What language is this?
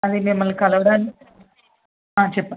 Telugu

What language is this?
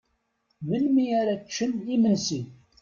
Kabyle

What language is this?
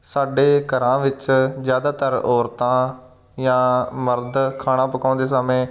Punjabi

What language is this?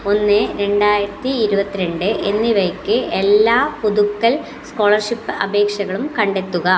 Malayalam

